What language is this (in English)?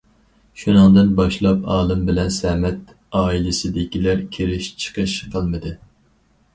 Uyghur